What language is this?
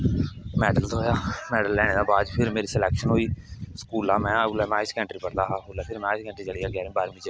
Dogri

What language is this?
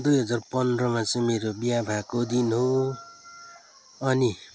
Nepali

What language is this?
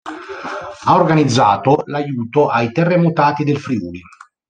Italian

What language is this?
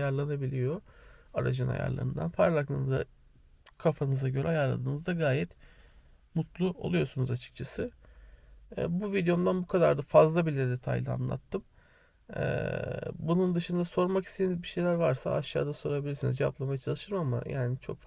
Turkish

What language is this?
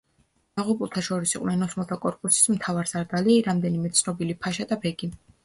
Georgian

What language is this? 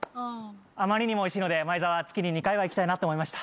Japanese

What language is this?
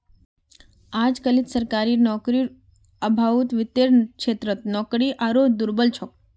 Magahi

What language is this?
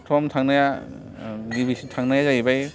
Bodo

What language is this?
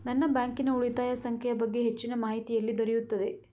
Kannada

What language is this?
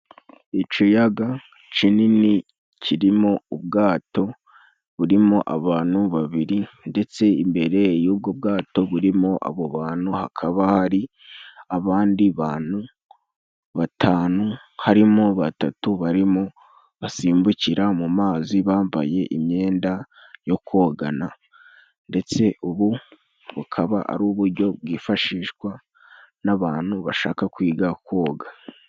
Kinyarwanda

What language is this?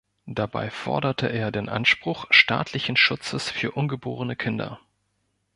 German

